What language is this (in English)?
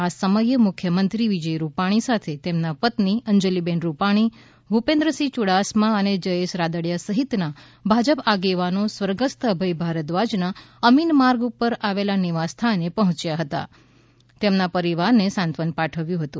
Gujarati